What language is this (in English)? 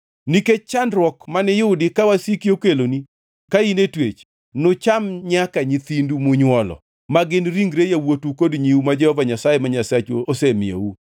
Luo (Kenya and Tanzania)